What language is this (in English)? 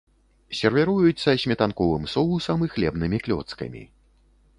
Belarusian